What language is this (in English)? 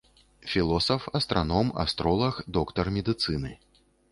Belarusian